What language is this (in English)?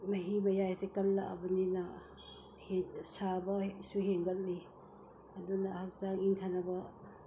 Manipuri